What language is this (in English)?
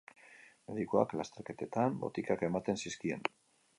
Basque